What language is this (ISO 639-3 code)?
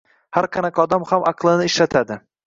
uzb